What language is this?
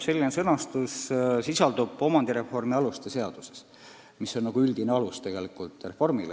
Estonian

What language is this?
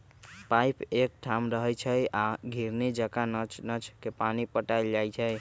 Magahi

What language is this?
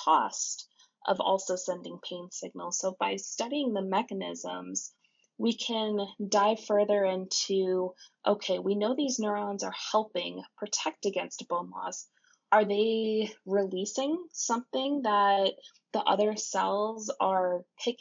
English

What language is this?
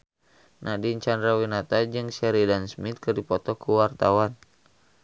Sundanese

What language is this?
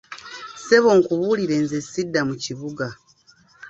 Ganda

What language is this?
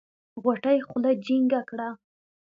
Pashto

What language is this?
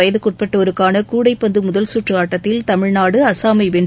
Tamil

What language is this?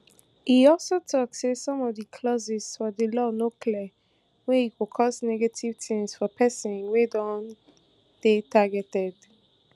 Nigerian Pidgin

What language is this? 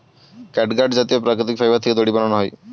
Bangla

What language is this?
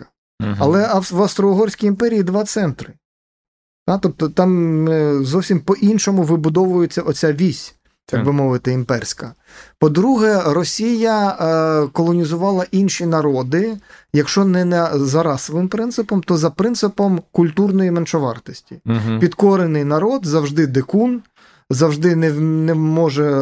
Ukrainian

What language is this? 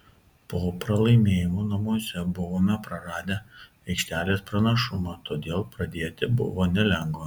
Lithuanian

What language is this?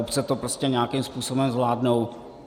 Czech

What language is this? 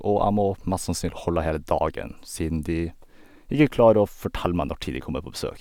Norwegian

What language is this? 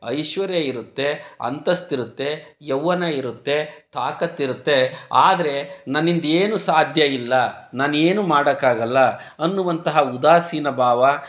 Kannada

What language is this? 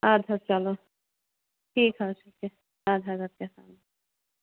Kashmiri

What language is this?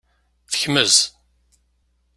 Kabyle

